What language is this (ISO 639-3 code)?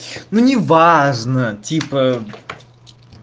rus